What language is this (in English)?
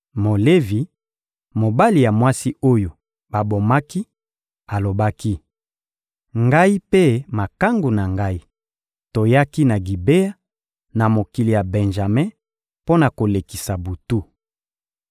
Lingala